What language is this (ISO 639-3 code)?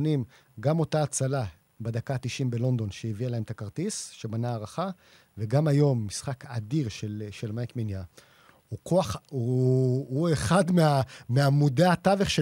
heb